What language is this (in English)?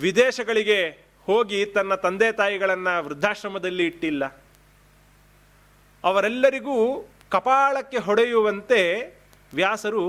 Kannada